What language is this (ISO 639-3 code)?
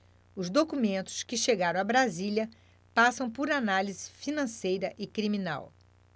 por